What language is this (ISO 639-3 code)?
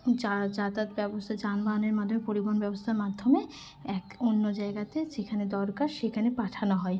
ben